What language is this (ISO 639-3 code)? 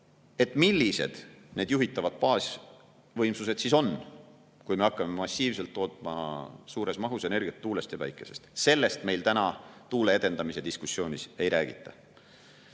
est